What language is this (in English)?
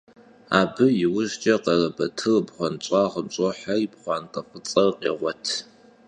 Kabardian